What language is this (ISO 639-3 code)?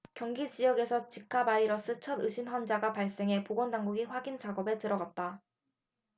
kor